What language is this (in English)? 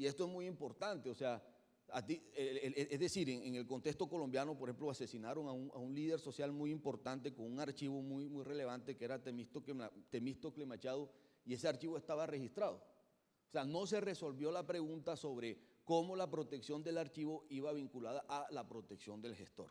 Spanish